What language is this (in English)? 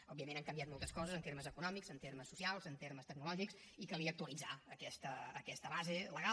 Catalan